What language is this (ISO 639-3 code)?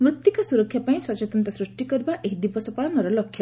ori